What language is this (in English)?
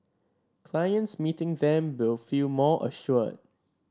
English